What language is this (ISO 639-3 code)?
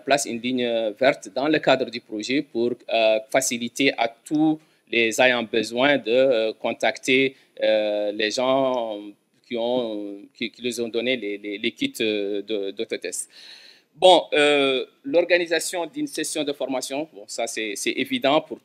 fra